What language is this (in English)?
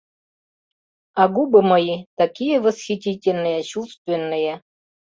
Mari